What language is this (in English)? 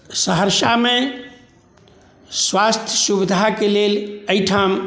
Maithili